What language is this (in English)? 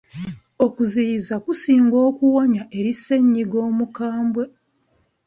Ganda